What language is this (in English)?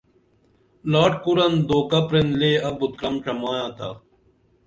Dameli